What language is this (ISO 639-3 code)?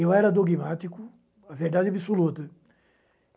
por